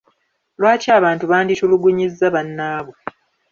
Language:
Ganda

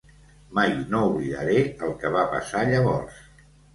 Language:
Catalan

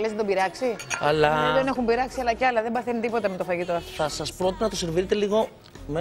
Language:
Greek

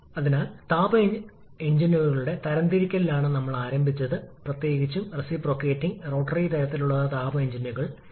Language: Malayalam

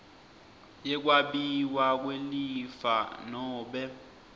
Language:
Swati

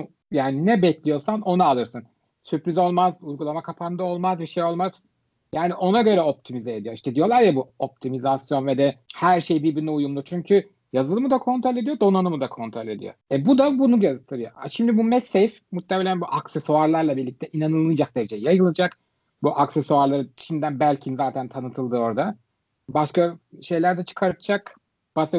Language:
Turkish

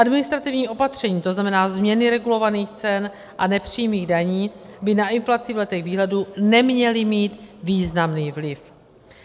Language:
Czech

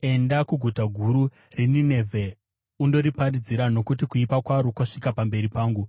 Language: Shona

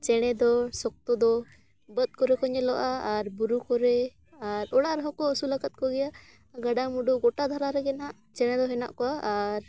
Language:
Santali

